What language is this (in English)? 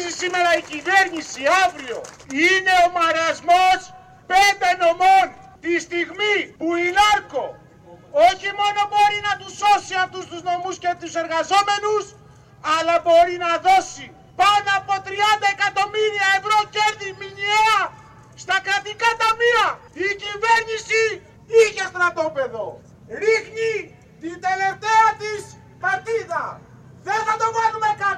Greek